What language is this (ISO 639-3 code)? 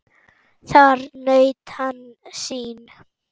isl